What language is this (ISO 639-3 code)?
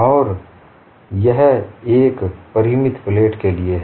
hin